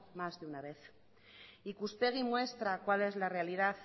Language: Spanish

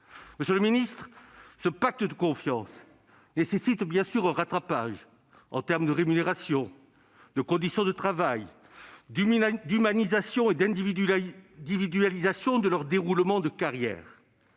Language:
French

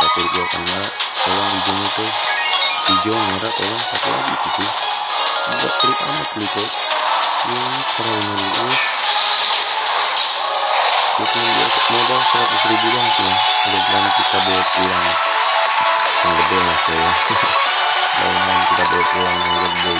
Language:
Italian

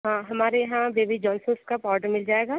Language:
Hindi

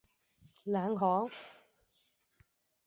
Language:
Cantonese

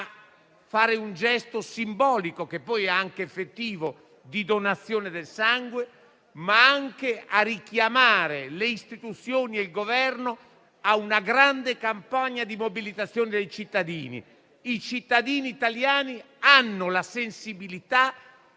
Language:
Italian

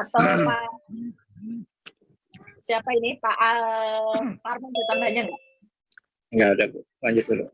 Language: Indonesian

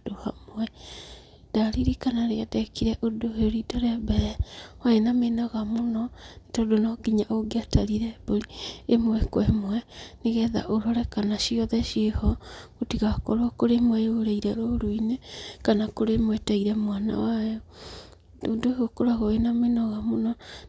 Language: Kikuyu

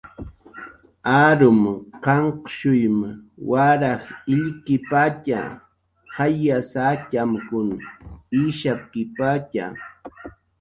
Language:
Jaqaru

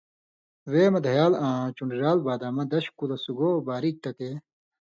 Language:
Indus Kohistani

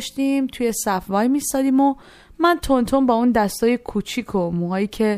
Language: Persian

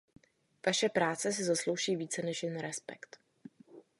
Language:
Czech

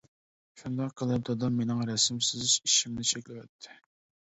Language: Uyghur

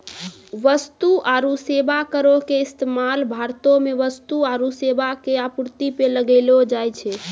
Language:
Maithili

